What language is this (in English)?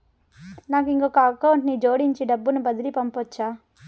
Telugu